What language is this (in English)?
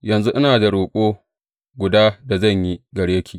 Hausa